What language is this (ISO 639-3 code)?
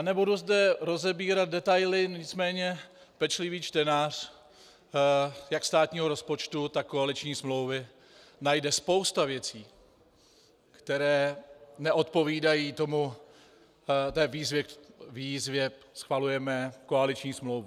ces